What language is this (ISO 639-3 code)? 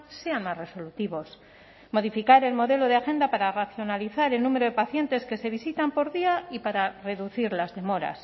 spa